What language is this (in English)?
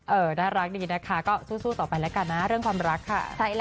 Thai